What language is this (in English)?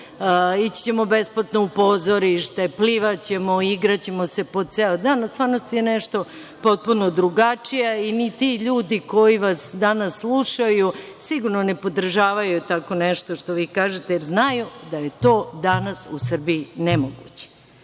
Serbian